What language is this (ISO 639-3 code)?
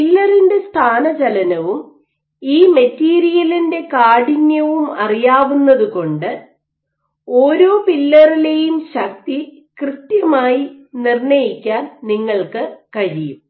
mal